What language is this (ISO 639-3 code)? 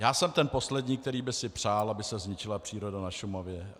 ces